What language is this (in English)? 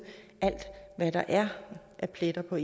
Danish